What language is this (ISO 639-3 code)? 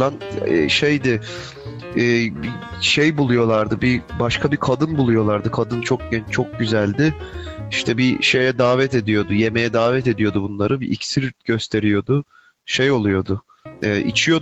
tur